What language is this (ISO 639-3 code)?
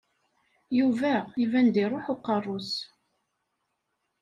kab